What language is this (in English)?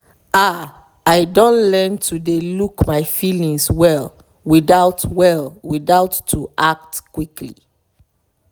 Nigerian Pidgin